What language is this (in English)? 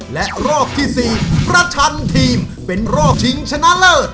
Thai